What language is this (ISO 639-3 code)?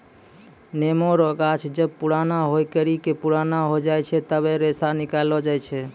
mai